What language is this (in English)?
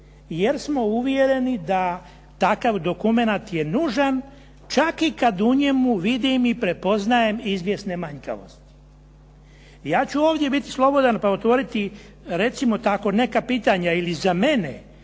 Croatian